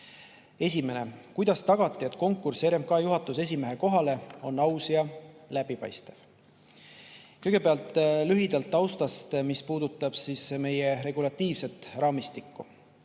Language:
Estonian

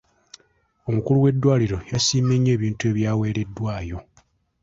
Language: Ganda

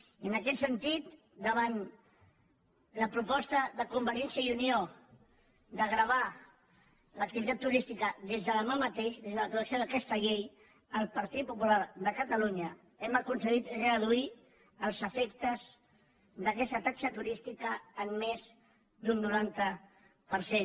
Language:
Catalan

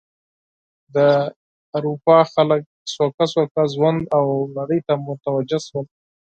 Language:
Pashto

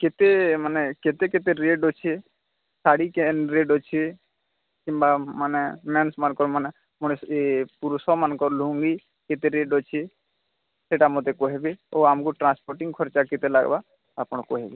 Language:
Odia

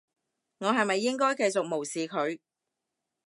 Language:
Cantonese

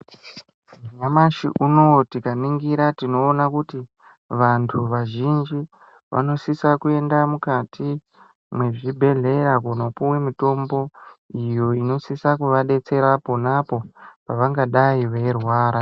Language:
Ndau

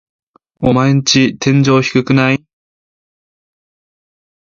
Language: Japanese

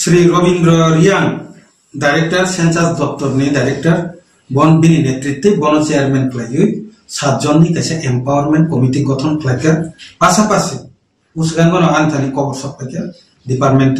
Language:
Bangla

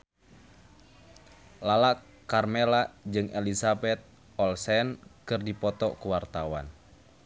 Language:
Sundanese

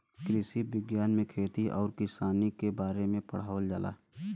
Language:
Bhojpuri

